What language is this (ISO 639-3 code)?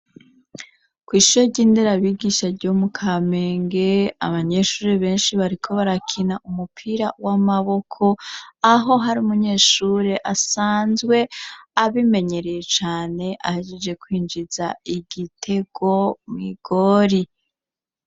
run